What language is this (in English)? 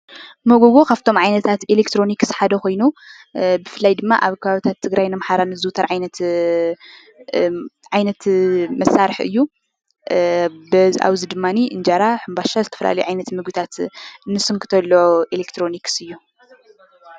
Tigrinya